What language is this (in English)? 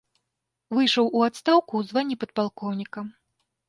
Belarusian